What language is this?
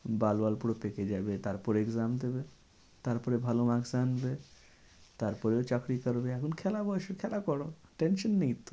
Bangla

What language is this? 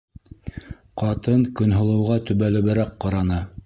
Bashkir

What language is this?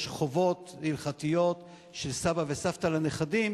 Hebrew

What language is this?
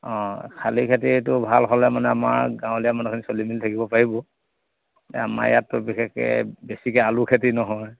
Assamese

